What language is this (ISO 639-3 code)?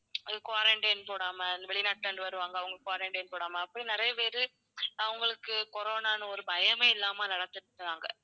tam